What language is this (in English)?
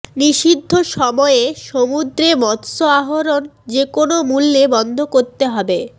Bangla